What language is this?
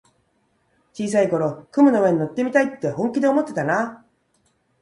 Japanese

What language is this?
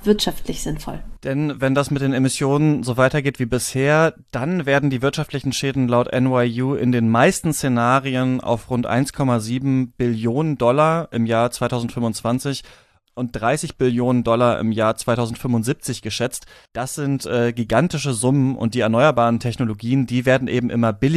German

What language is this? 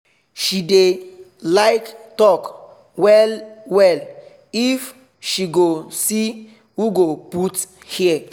Nigerian Pidgin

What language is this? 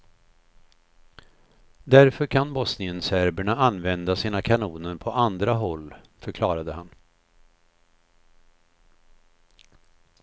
Swedish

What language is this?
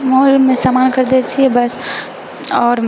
Maithili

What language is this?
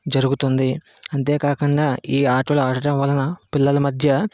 Telugu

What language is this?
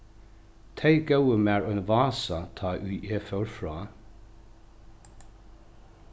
Faroese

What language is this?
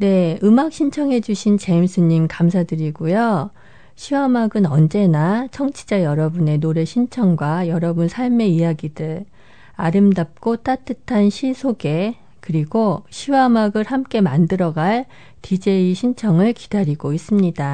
Korean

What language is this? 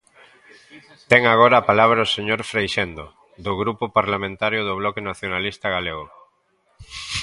Galician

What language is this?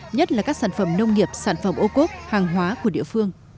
Vietnamese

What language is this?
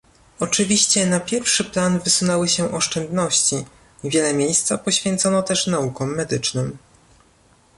Polish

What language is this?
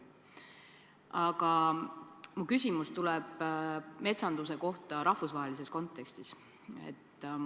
Estonian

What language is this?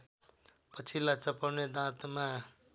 Nepali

